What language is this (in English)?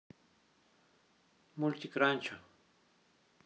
Russian